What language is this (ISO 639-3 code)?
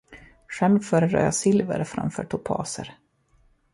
swe